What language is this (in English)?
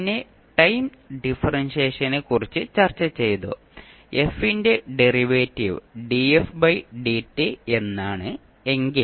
Malayalam